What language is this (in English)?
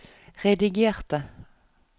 Norwegian